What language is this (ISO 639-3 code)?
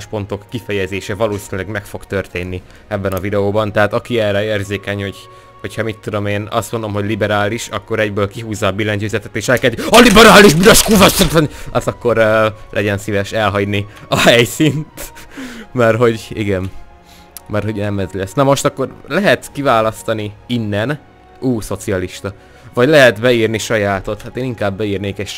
hun